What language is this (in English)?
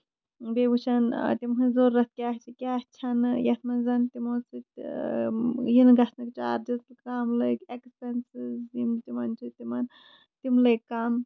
Kashmiri